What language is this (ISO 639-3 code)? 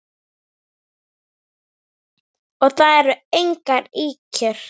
isl